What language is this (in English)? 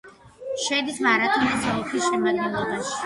Georgian